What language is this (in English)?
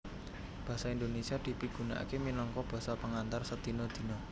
Javanese